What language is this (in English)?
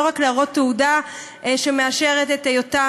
Hebrew